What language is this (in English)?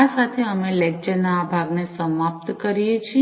Gujarati